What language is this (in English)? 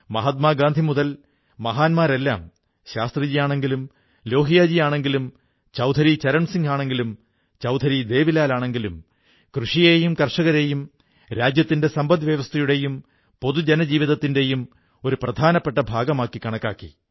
Malayalam